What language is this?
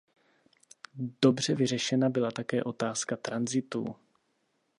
Czech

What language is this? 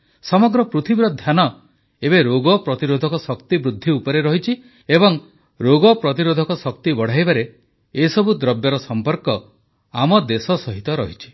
Odia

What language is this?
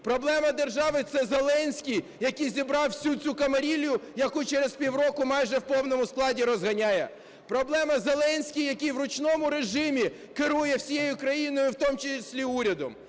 Ukrainian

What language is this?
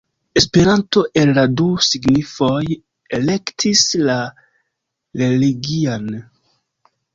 Esperanto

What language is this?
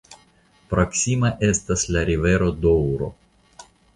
Esperanto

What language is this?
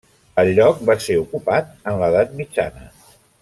Catalan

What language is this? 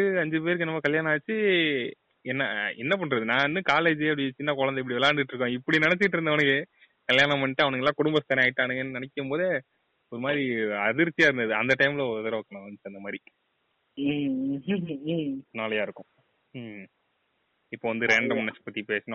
Tamil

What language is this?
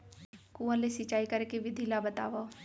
Chhattisgarhi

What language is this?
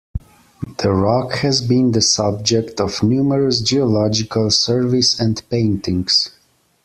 English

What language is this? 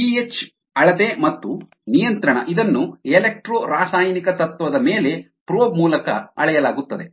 Kannada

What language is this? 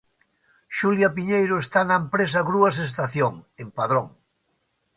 Galician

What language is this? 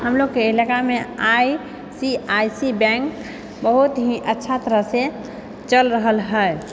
Maithili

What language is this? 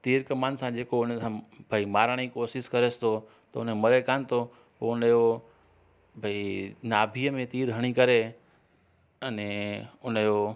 Sindhi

